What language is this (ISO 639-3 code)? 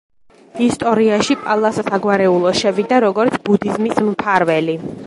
kat